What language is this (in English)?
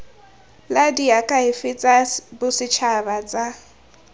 Tswana